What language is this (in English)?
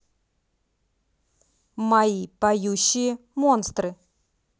Russian